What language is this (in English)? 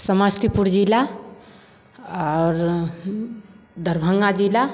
Maithili